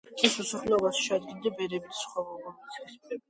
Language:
Georgian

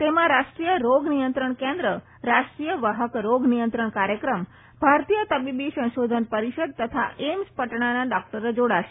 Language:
Gujarati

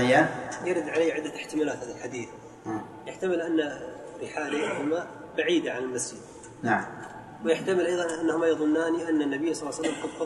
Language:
Arabic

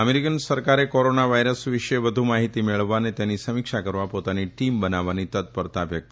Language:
Gujarati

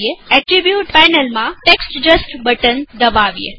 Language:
Gujarati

